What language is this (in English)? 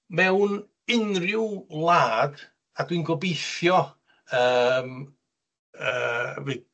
Welsh